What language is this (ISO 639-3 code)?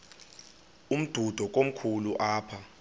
xho